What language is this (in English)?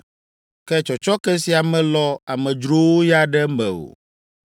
Ewe